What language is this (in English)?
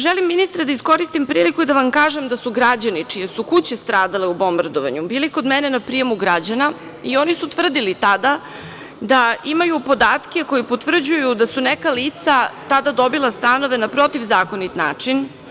Serbian